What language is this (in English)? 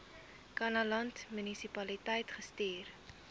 Afrikaans